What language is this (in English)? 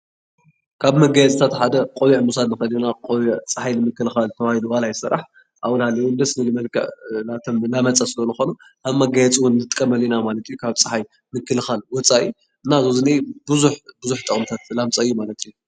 Tigrinya